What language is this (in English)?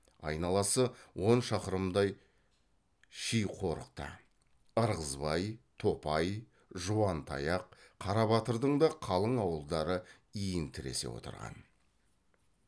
Kazakh